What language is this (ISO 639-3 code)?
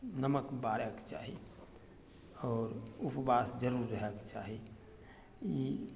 mai